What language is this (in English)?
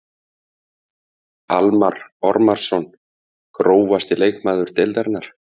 Icelandic